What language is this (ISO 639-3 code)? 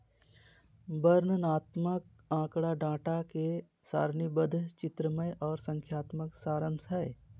mag